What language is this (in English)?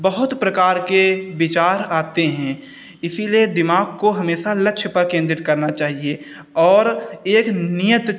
Hindi